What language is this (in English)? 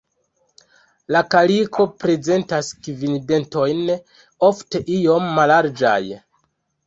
Esperanto